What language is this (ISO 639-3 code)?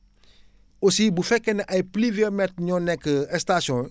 wol